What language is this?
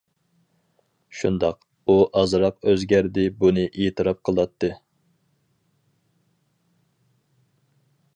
Uyghur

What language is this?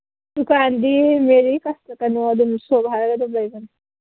Manipuri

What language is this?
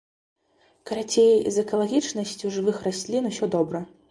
Belarusian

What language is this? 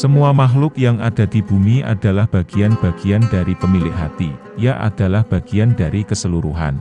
Indonesian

